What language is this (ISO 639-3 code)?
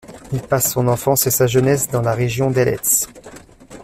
fra